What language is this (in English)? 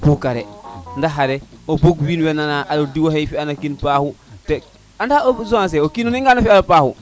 Serer